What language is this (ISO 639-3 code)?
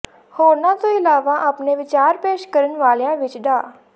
pan